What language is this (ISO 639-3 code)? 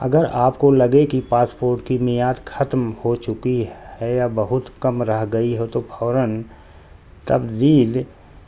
urd